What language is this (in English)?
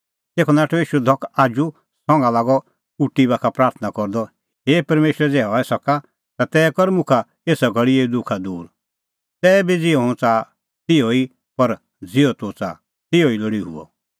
Kullu Pahari